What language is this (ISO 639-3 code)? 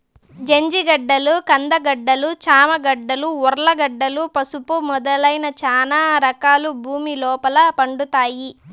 tel